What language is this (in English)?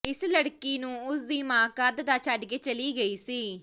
Punjabi